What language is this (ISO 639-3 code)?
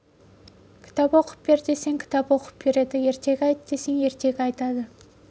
kaz